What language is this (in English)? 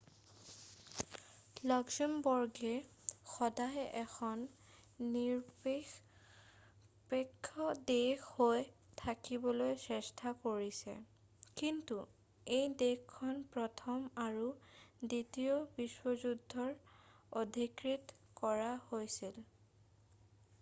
Assamese